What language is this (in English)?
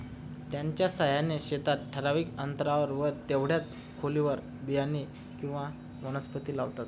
Marathi